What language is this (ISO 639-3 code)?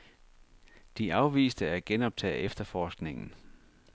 dan